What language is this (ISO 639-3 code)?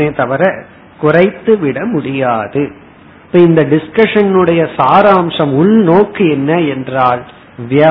tam